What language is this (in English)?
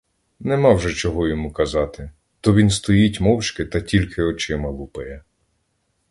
Ukrainian